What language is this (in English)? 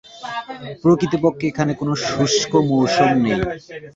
Bangla